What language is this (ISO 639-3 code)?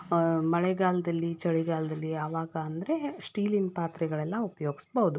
kan